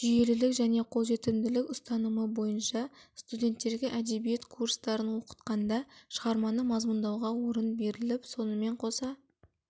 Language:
Kazakh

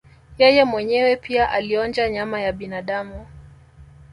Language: Swahili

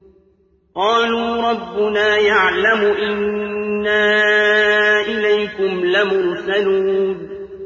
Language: Arabic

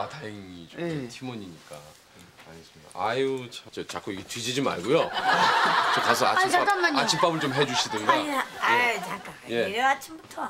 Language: Korean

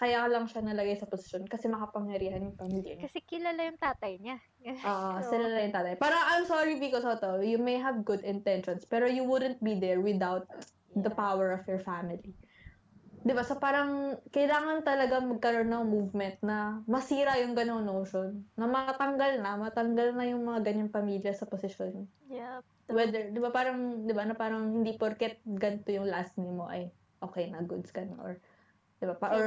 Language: Filipino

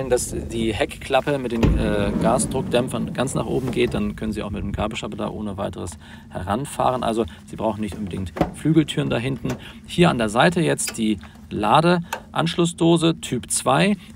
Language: German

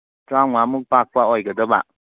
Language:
Manipuri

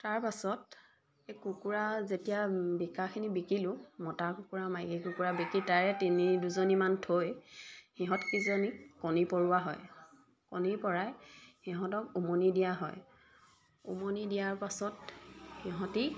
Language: Assamese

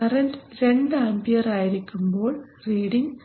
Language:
Malayalam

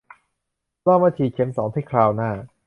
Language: Thai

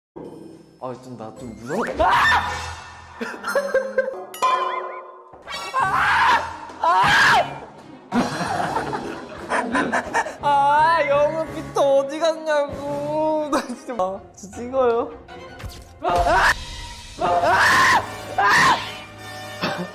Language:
Korean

